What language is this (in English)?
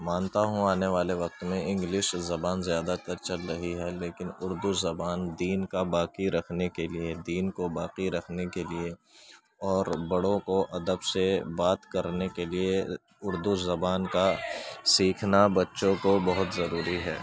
Urdu